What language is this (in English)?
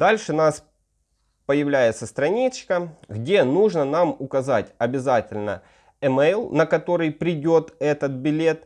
Russian